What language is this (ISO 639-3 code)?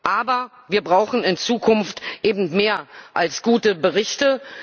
deu